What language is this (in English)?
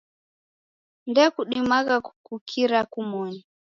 Taita